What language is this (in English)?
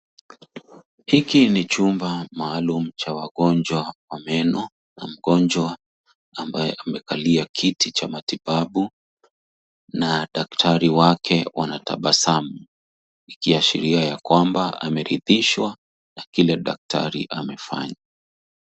Swahili